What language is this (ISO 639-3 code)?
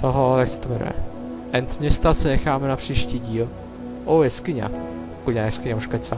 ces